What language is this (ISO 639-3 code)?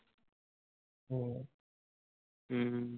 pan